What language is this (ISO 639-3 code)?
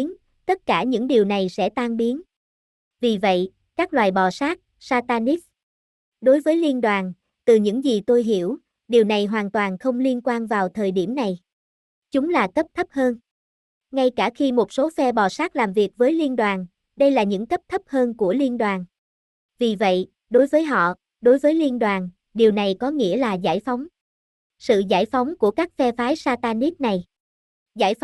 vie